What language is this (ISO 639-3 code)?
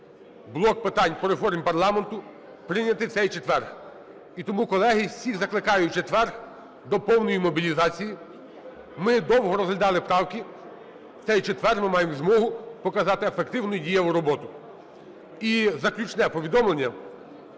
ukr